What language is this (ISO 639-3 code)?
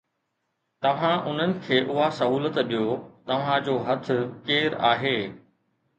snd